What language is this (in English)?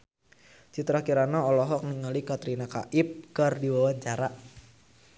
Sundanese